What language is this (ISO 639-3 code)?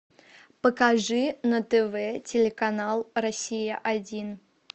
rus